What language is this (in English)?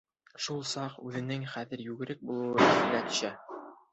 Bashkir